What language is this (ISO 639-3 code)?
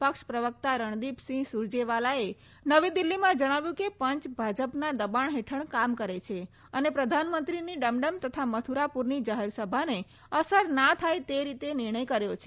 guj